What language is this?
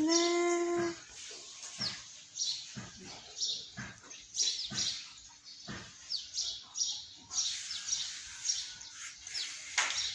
Thai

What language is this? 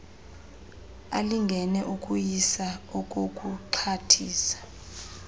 Xhosa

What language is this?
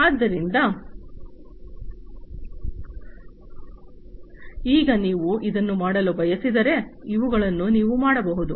Kannada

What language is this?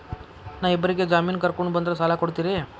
Kannada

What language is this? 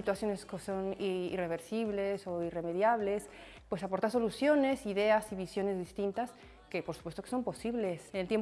Spanish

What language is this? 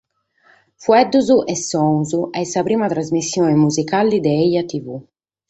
Sardinian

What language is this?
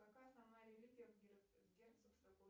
Russian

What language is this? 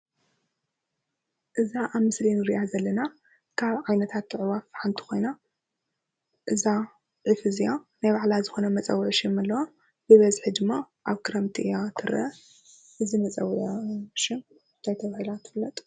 Tigrinya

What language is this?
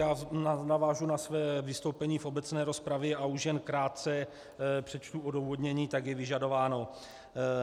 Czech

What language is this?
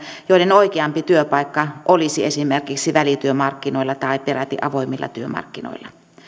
Finnish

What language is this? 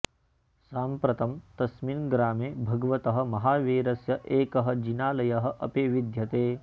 Sanskrit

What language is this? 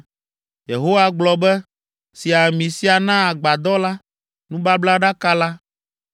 Ewe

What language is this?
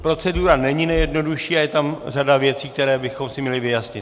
Czech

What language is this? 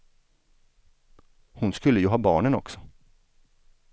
Swedish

